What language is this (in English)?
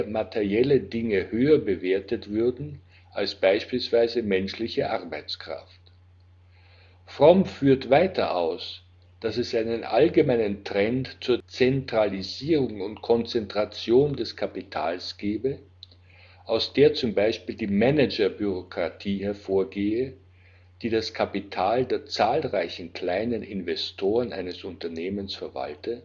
German